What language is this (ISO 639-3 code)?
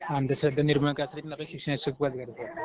mar